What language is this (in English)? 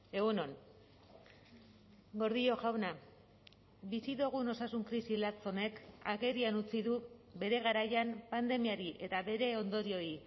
Basque